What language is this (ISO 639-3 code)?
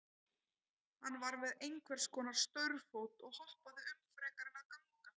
isl